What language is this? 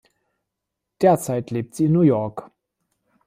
German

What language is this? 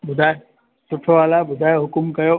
Sindhi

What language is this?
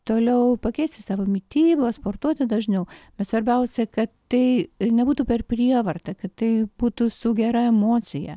Lithuanian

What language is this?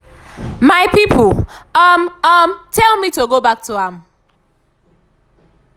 Nigerian Pidgin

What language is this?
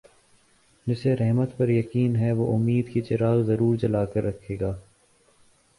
Urdu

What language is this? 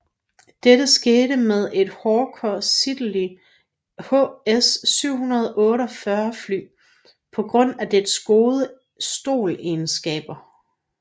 Danish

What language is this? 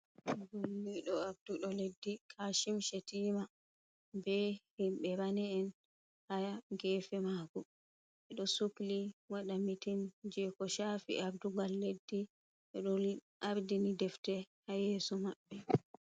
Fula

